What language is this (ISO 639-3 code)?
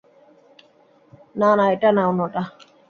ben